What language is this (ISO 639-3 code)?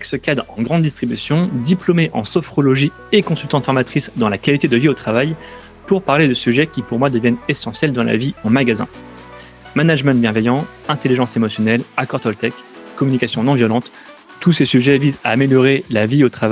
fra